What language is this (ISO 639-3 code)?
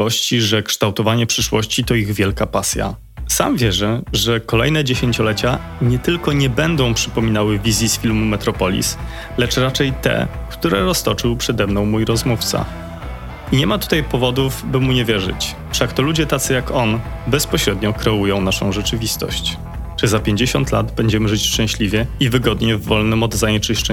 pol